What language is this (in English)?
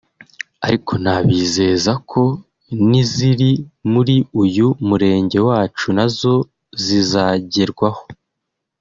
Kinyarwanda